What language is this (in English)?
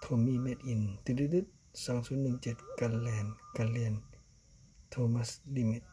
Thai